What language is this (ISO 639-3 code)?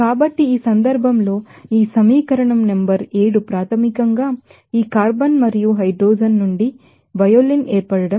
tel